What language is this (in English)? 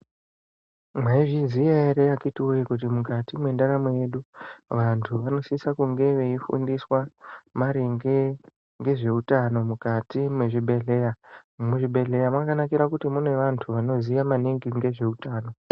Ndau